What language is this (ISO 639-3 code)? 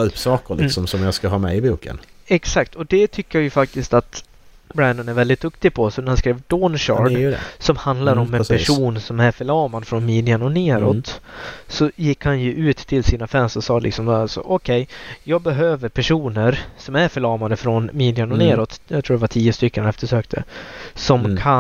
swe